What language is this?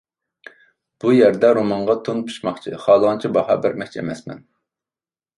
Uyghur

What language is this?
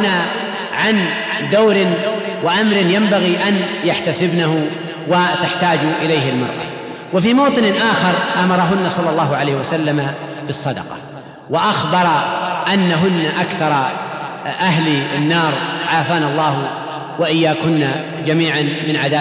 Arabic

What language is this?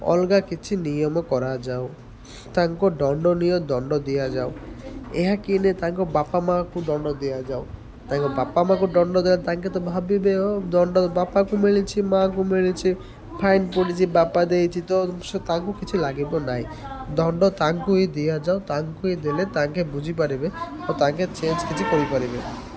Odia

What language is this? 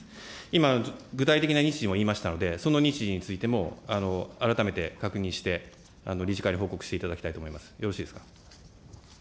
Japanese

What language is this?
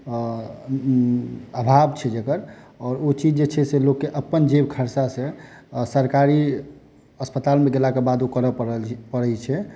Maithili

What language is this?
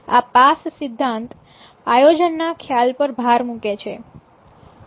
Gujarati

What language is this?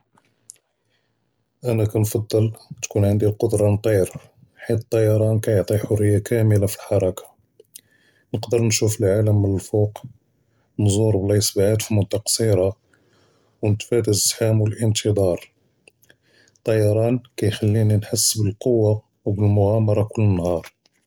Judeo-Arabic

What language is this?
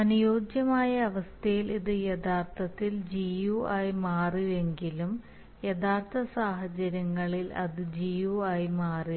Malayalam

